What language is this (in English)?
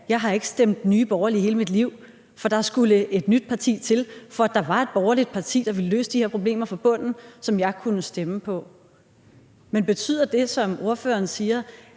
Danish